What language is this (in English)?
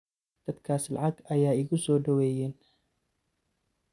Somali